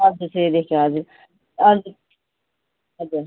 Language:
Nepali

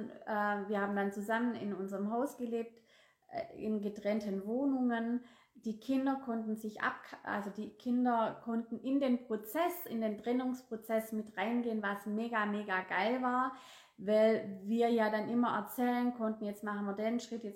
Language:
German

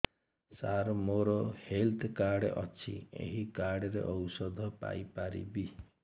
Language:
Odia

